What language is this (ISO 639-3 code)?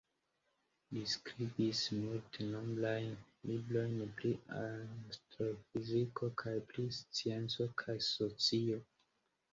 epo